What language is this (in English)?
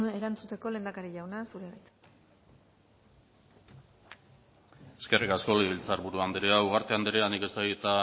Basque